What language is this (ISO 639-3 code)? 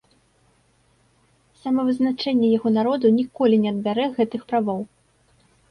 bel